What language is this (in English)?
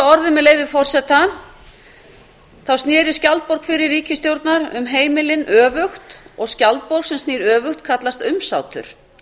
Icelandic